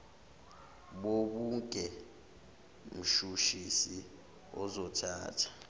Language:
Zulu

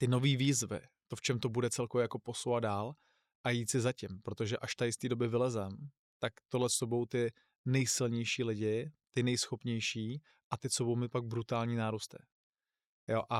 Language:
Czech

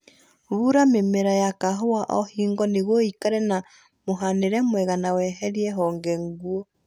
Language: Kikuyu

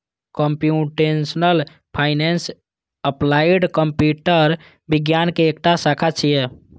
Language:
Maithili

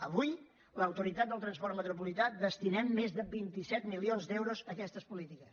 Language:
Catalan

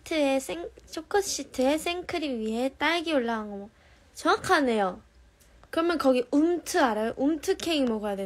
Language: Korean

